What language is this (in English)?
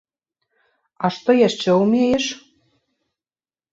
Belarusian